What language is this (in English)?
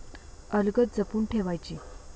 Marathi